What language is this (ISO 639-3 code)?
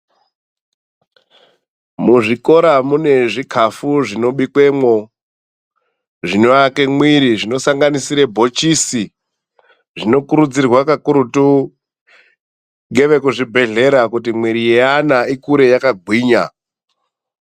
ndc